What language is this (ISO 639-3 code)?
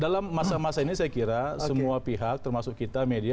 ind